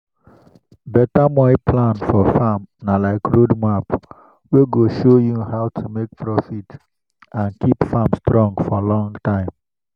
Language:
Nigerian Pidgin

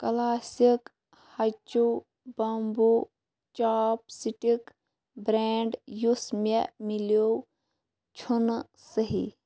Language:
Kashmiri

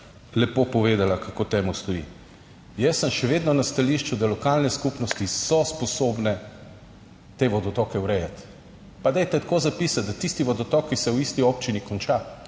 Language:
Slovenian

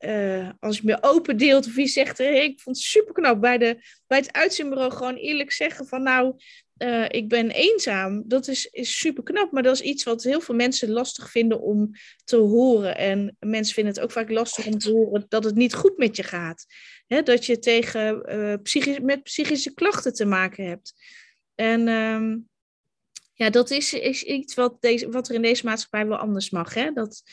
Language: Dutch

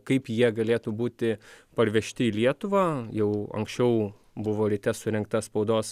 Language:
Lithuanian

